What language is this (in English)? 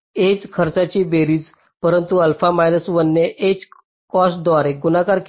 Marathi